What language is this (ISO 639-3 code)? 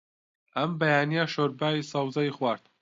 ckb